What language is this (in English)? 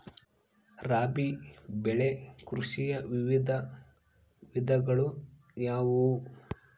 Kannada